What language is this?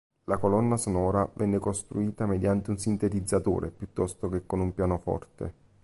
Italian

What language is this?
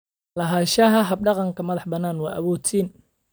Somali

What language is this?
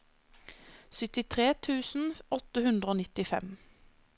Norwegian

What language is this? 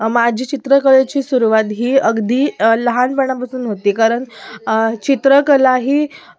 Marathi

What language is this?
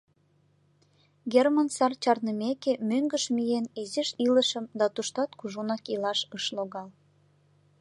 Mari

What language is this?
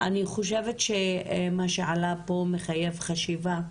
Hebrew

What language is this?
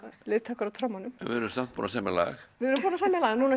Icelandic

